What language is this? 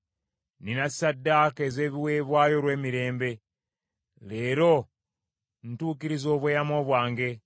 Ganda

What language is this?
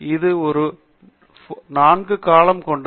Tamil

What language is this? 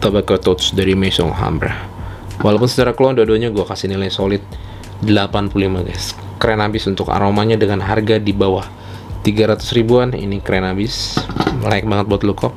Indonesian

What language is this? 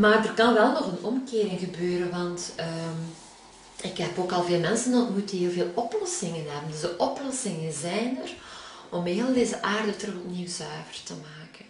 Dutch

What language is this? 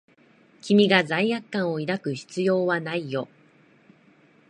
Japanese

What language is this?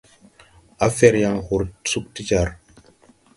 Tupuri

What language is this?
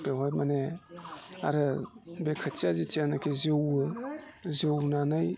Bodo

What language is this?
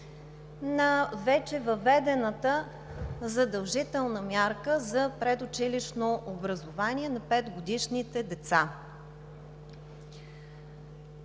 Bulgarian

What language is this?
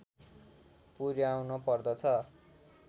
Nepali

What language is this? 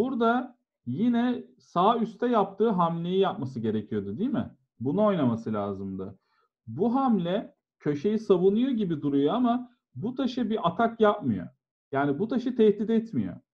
Turkish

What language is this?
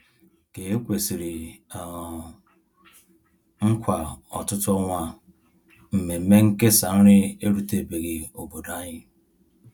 Igbo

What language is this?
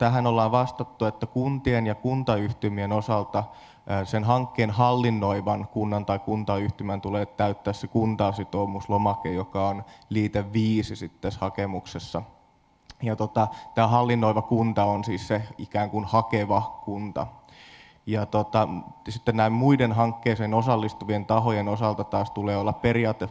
Finnish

